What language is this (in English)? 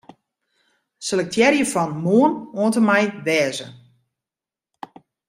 Western Frisian